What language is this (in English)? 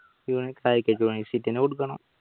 Malayalam